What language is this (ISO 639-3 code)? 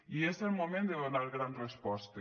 cat